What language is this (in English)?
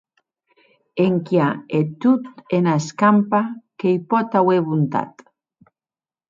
Occitan